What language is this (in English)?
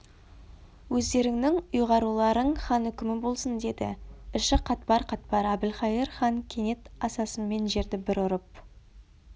Kazakh